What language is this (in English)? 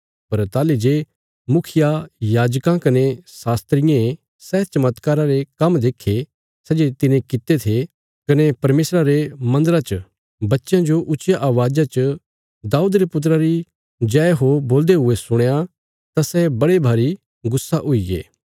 Bilaspuri